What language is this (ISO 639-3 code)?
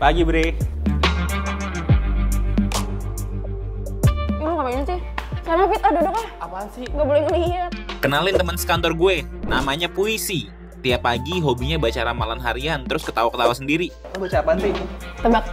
ind